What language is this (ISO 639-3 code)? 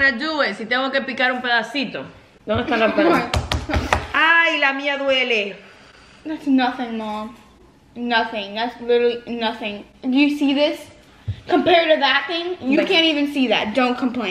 eng